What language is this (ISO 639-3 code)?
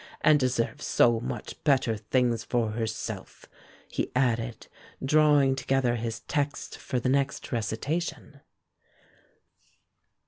eng